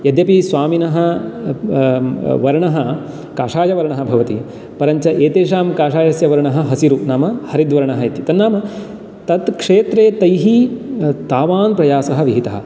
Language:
Sanskrit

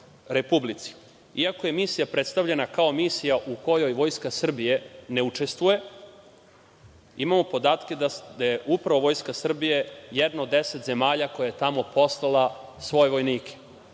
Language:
Serbian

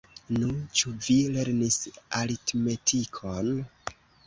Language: Esperanto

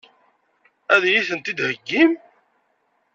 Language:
Kabyle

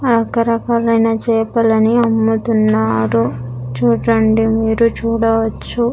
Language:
Telugu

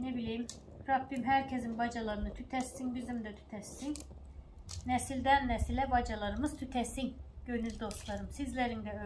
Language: Turkish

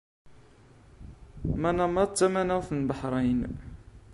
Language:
Kabyle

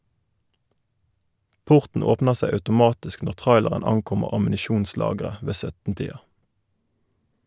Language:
Norwegian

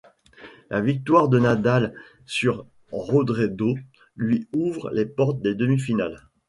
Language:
French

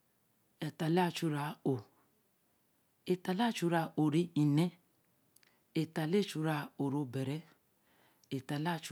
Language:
Eleme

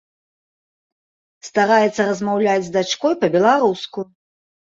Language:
Belarusian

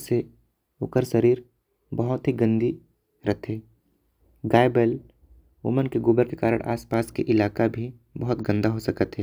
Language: Korwa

